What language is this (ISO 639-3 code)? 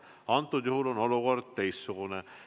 est